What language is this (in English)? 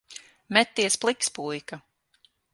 Latvian